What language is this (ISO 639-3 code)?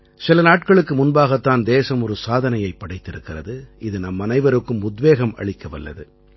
tam